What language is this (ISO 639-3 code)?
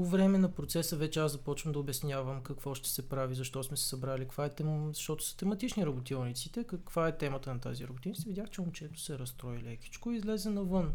bul